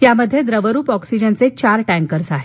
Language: Marathi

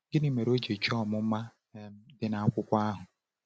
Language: Igbo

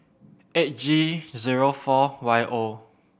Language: English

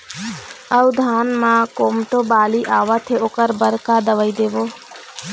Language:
Chhattisgarhi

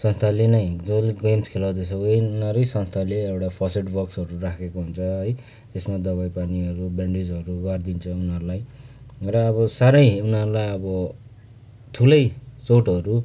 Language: Nepali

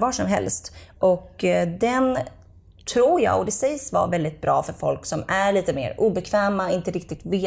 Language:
Swedish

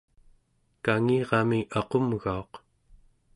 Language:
Central Yupik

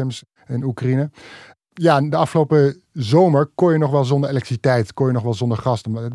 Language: Dutch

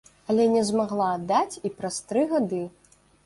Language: Belarusian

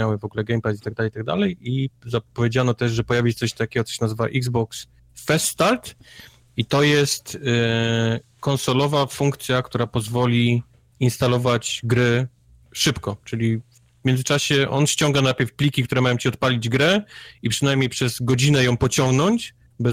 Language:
Polish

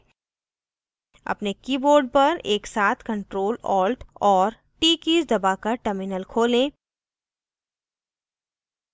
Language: Hindi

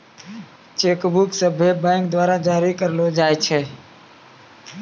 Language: Maithili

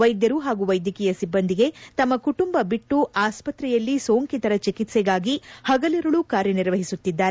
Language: Kannada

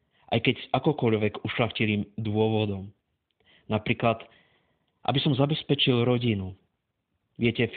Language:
Slovak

